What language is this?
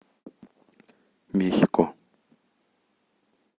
Russian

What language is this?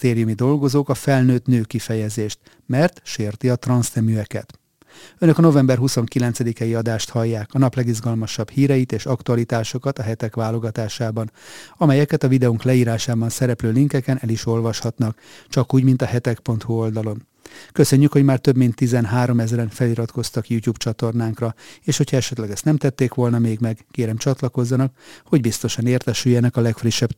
Hungarian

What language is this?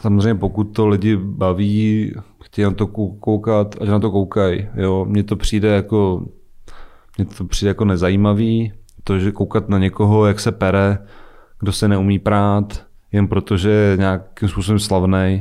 Czech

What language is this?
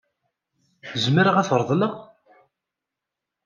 Kabyle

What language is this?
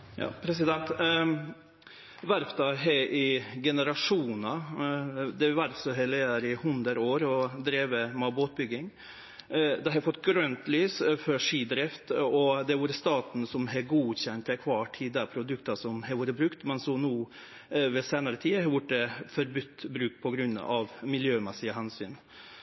Norwegian Nynorsk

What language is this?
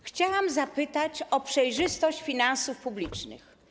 Polish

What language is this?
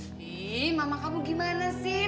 Indonesian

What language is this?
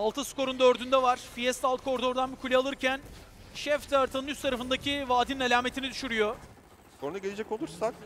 Turkish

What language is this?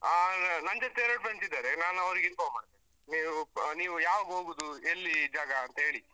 Kannada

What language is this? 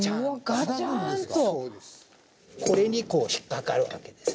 Japanese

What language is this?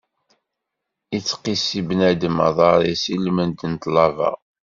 Kabyle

